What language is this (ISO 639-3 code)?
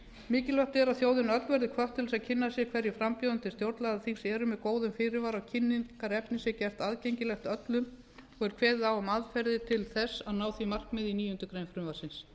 isl